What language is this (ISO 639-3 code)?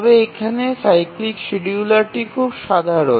ben